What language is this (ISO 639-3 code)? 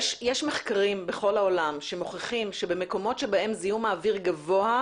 heb